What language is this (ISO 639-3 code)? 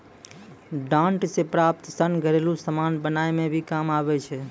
mai